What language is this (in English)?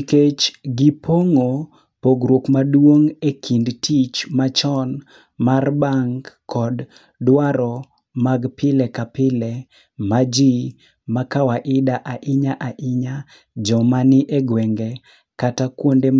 Luo (Kenya and Tanzania)